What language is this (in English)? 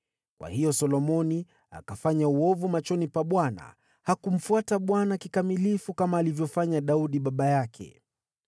Swahili